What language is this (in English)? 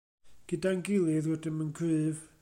Welsh